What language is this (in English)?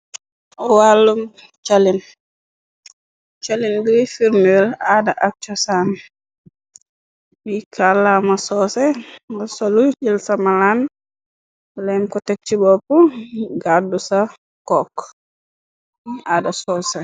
Wolof